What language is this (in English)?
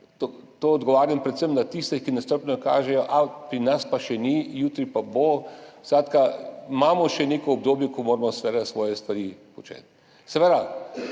Slovenian